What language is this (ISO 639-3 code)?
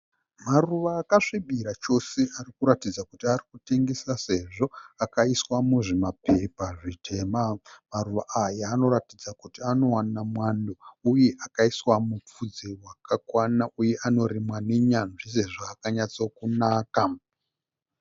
sna